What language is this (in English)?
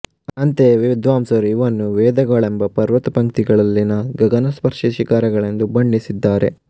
Kannada